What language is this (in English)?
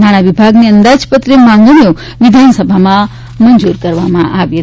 Gujarati